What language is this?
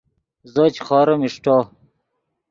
Yidgha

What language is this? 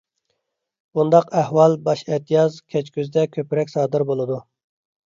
Uyghur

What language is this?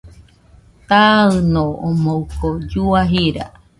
Nüpode Huitoto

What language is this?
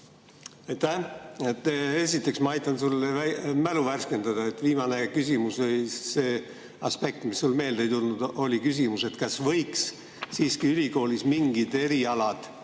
Estonian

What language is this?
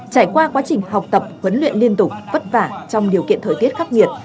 Vietnamese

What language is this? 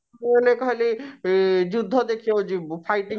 Odia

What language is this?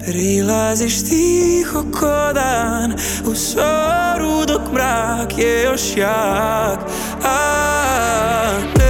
Croatian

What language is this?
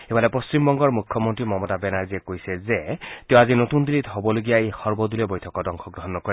Assamese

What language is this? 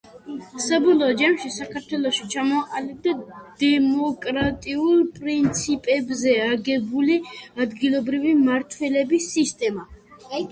Georgian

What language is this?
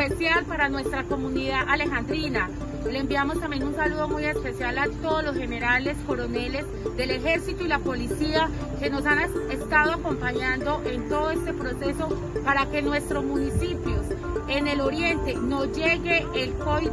Spanish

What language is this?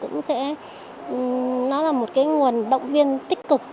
Vietnamese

